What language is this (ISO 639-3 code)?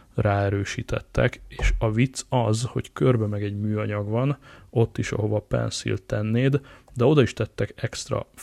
hun